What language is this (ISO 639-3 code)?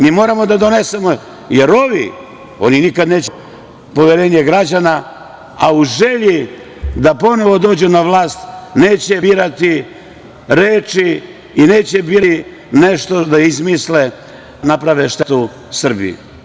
srp